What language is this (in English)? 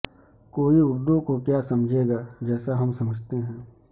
Urdu